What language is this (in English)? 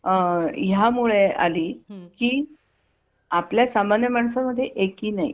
Marathi